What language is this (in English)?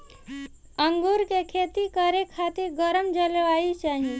Bhojpuri